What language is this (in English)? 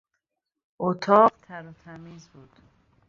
Persian